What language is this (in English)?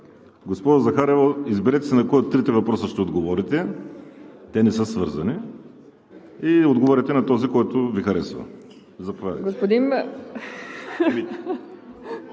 Bulgarian